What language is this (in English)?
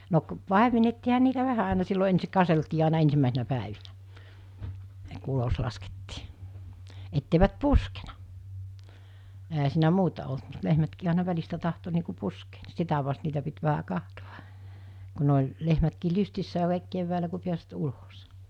Finnish